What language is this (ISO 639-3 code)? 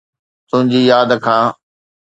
snd